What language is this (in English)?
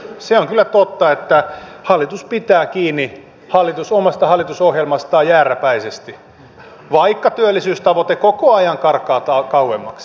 Finnish